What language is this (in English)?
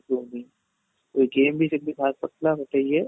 Odia